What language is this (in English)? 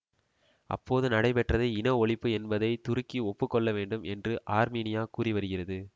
Tamil